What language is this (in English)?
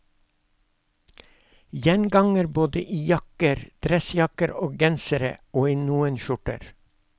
Norwegian